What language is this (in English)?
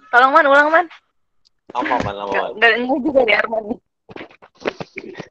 Indonesian